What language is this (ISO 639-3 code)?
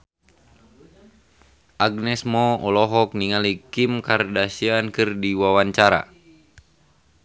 sun